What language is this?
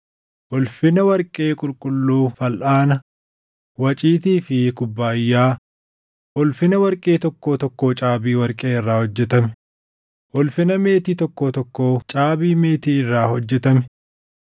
Oromo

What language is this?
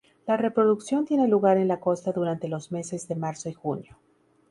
Spanish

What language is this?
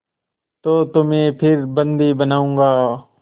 Hindi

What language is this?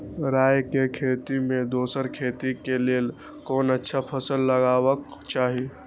Maithili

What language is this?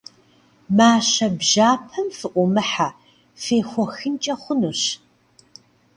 Kabardian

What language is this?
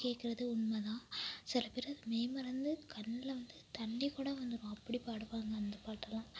Tamil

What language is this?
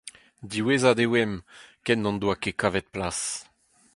Breton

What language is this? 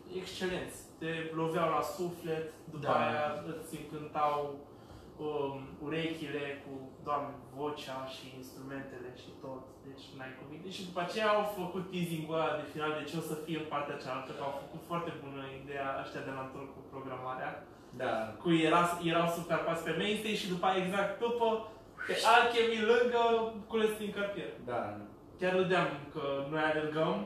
Romanian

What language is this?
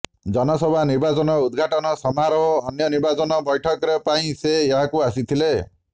Odia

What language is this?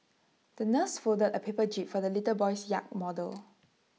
English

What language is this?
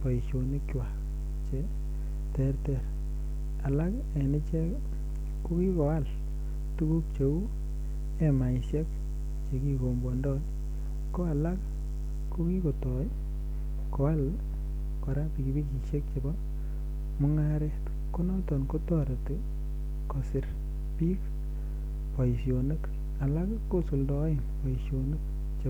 Kalenjin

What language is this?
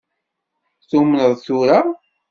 Kabyle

